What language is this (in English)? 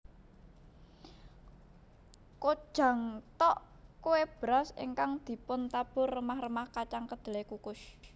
Javanese